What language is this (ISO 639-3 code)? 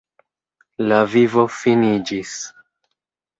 epo